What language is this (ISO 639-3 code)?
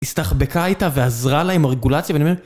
heb